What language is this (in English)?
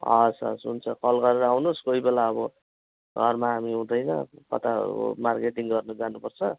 Nepali